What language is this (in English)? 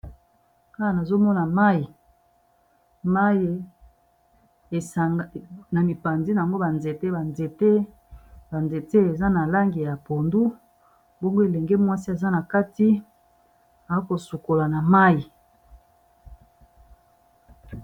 Lingala